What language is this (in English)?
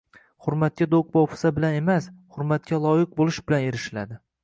Uzbek